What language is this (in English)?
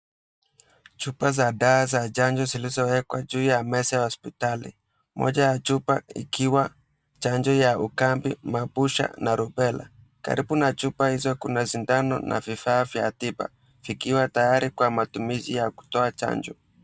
Swahili